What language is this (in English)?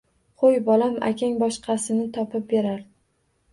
Uzbek